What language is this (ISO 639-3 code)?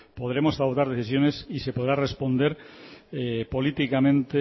spa